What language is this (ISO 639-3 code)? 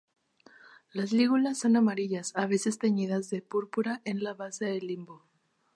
spa